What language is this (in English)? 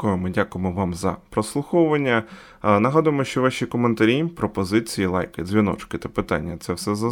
Ukrainian